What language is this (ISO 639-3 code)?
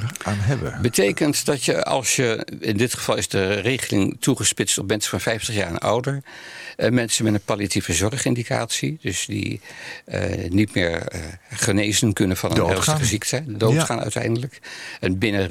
nld